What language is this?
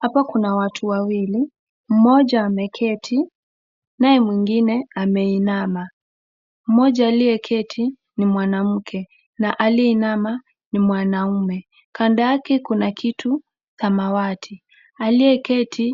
Swahili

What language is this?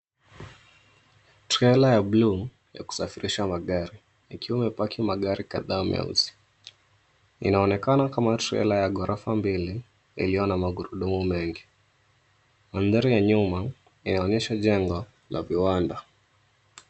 Swahili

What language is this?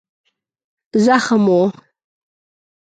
Pashto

